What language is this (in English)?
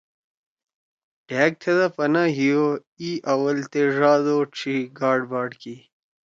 Torwali